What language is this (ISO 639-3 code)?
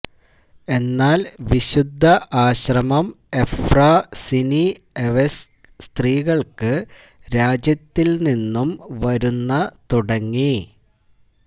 mal